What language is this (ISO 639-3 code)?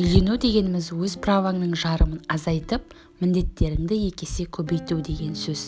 tur